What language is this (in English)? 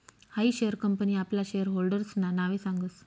Marathi